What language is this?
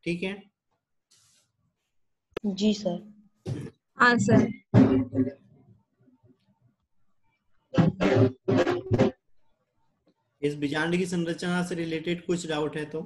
Hindi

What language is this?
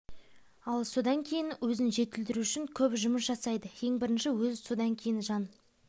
Kazakh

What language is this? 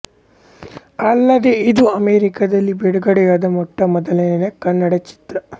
Kannada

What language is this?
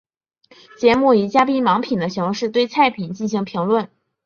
Chinese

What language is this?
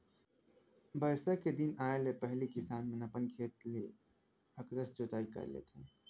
Chhattisgarhi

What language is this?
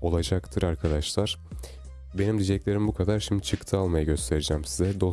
Turkish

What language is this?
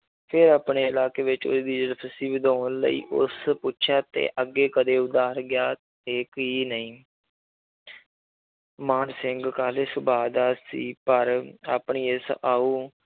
Punjabi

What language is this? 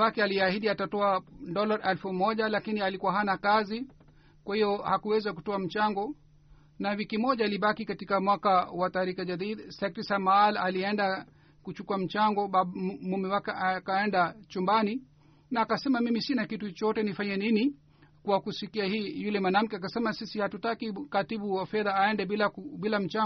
Swahili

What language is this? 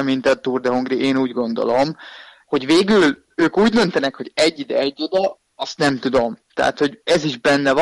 Hungarian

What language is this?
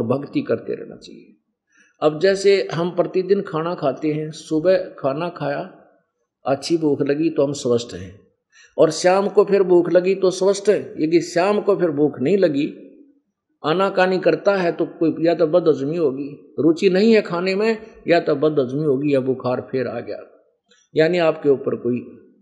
Hindi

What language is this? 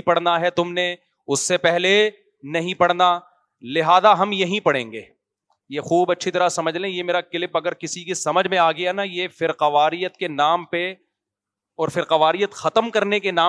Urdu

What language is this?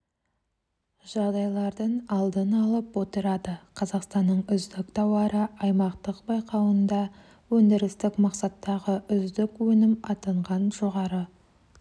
Kazakh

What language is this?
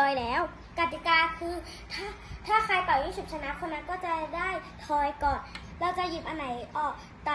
Thai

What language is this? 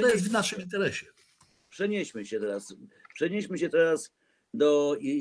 Polish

